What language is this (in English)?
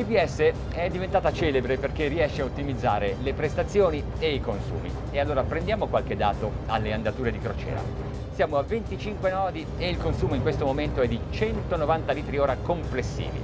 Italian